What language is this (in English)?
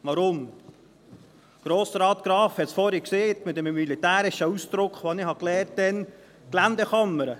Swiss German